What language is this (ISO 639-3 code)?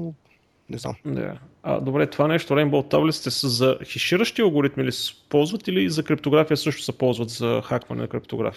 bul